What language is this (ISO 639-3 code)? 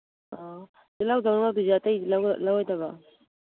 mni